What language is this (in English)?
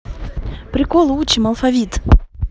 Russian